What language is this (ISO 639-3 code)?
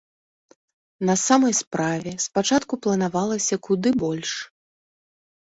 bel